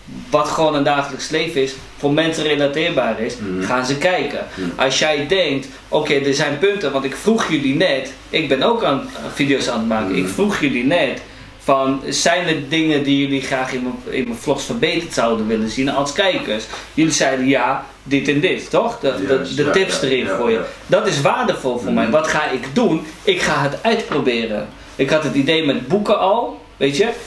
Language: Dutch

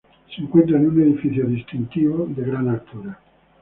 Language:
Spanish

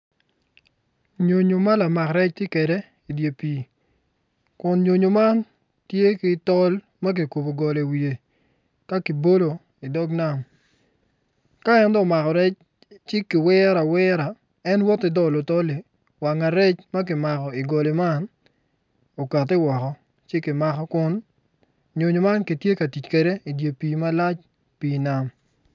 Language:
Acoli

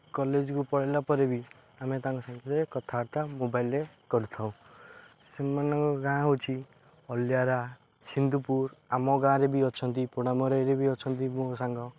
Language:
Odia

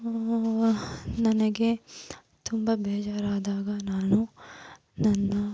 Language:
Kannada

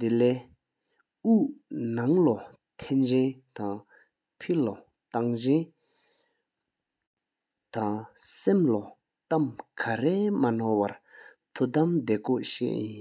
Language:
Sikkimese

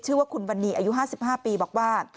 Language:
Thai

